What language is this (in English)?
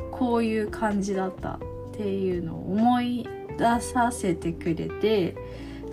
Japanese